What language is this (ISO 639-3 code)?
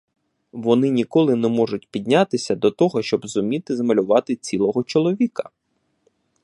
ukr